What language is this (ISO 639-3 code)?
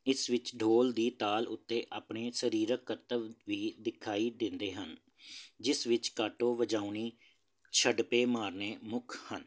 pan